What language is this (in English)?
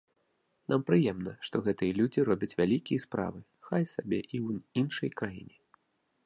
Belarusian